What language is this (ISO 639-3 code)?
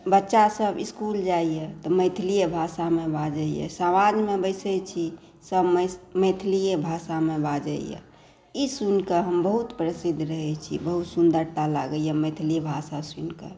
mai